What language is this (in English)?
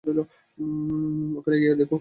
Bangla